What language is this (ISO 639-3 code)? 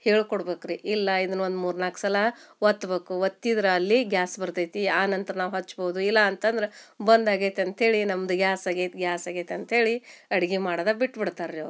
kan